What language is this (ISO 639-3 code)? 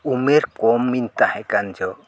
sat